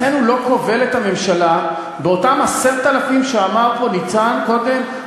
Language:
Hebrew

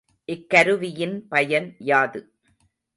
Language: Tamil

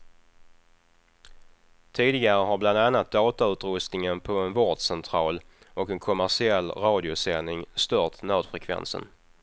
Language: Swedish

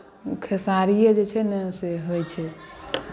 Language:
Maithili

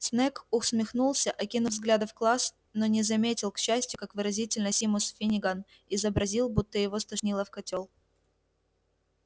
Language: Russian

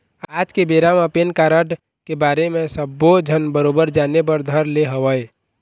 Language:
Chhattisgarhi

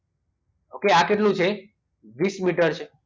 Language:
Gujarati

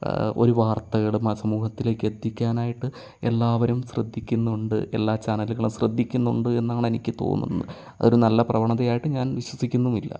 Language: Malayalam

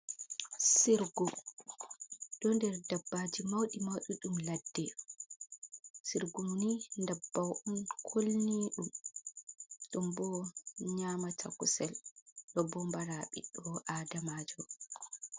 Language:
Fula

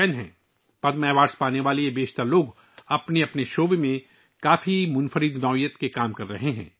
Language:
Urdu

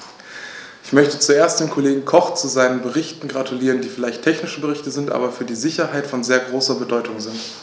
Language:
German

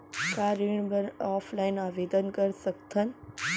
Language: Chhattisgarhi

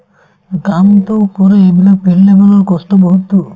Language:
Assamese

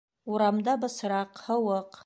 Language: Bashkir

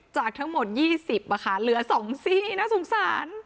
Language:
Thai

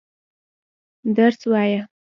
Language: Pashto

